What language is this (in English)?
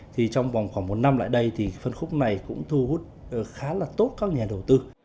Vietnamese